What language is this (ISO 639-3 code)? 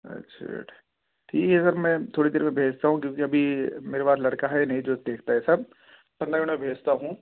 urd